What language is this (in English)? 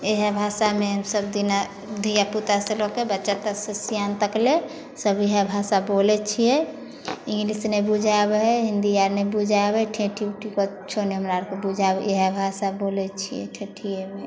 Maithili